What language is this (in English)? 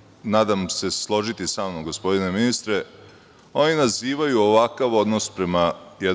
Serbian